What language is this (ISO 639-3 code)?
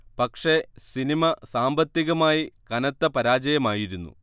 mal